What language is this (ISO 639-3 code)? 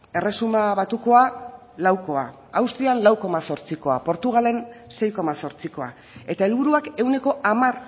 eus